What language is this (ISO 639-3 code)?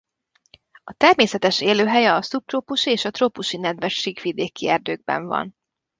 hun